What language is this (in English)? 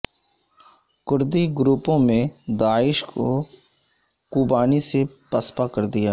Urdu